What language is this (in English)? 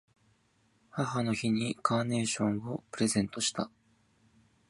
Japanese